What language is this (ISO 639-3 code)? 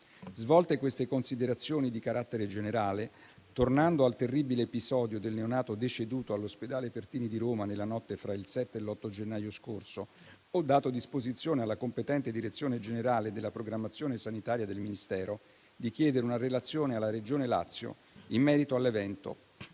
ita